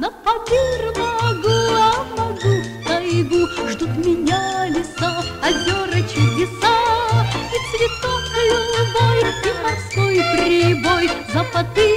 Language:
Russian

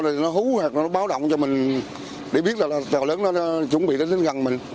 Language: Vietnamese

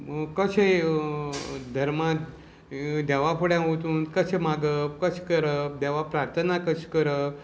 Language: Konkani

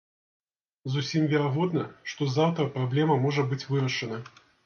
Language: Belarusian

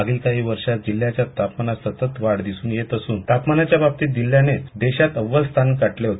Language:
Marathi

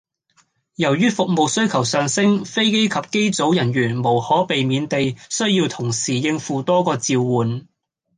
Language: Cantonese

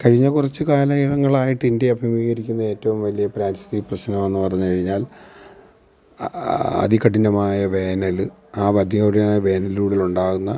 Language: Malayalam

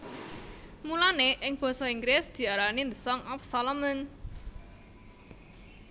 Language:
Javanese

